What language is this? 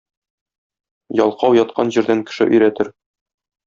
Tatar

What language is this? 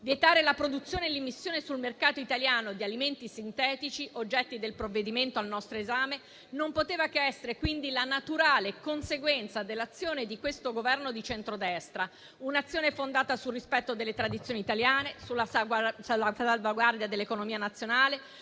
Italian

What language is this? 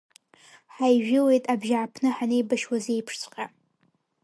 Abkhazian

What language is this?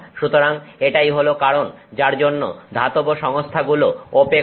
Bangla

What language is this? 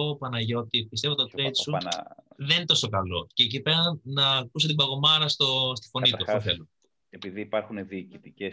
Greek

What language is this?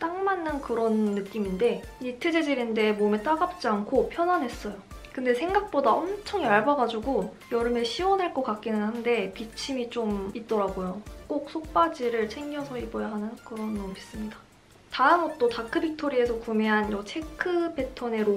Korean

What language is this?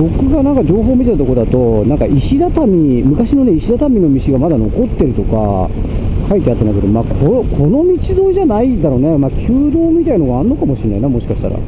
Japanese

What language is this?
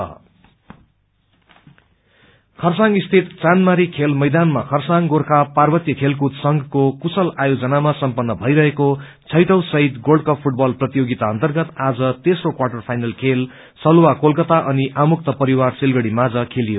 Nepali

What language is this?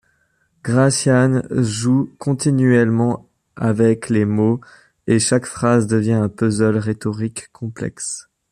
French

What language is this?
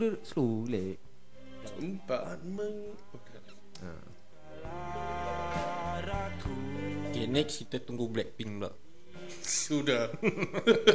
Malay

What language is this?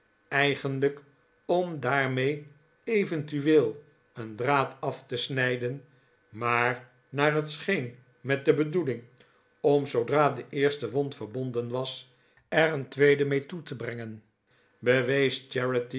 Dutch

